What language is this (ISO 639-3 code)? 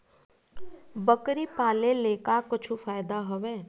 hne